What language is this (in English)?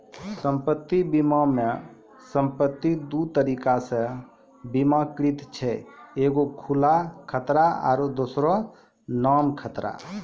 Maithili